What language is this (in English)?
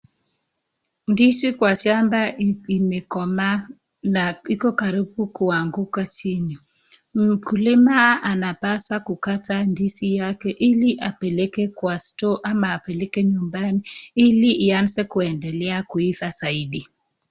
Swahili